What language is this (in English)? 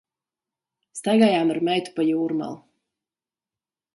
Latvian